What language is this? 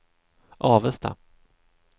Swedish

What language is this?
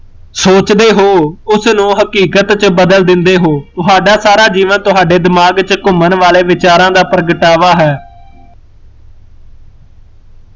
Punjabi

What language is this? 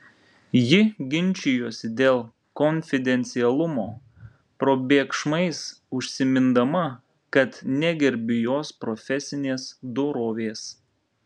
Lithuanian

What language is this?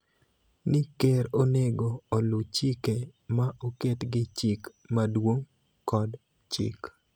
Luo (Kenya and Tanzania)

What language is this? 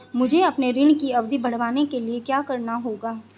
Hindi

